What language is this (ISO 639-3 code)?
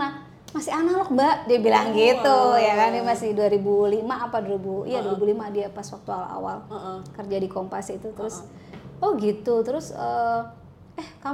ind